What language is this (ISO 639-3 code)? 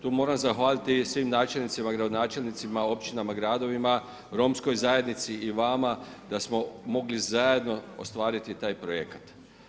hrv